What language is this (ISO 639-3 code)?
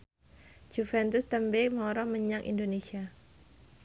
jav